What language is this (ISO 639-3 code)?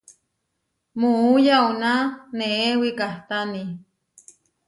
var